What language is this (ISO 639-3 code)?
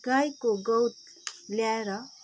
nep